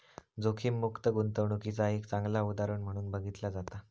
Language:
Marathi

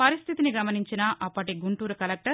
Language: Telugu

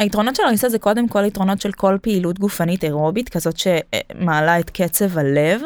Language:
Hebrew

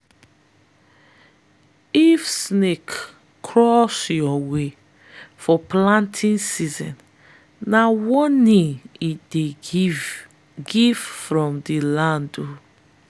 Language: Nigerian Pidgin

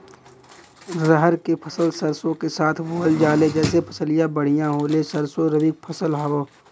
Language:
Bhojpuri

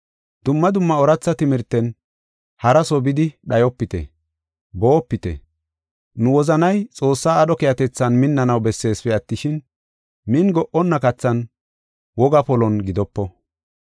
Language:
Gofa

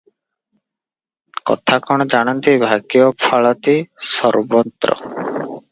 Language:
Odia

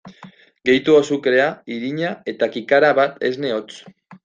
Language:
Basque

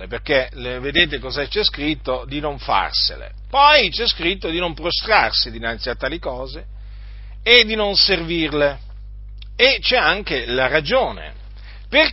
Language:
Italian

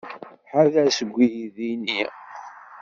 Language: Kabyle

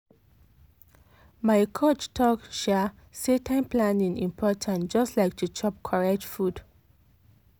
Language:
Nigerian Pidgin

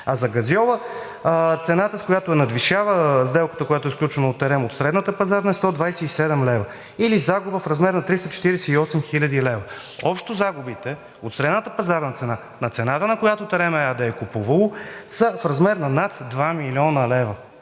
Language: Bulgarian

